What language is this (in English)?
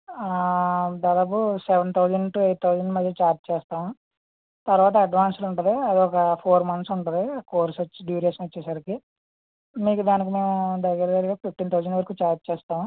Telugu